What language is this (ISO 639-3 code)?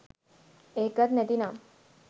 sin